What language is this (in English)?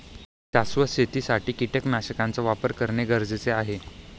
Marathi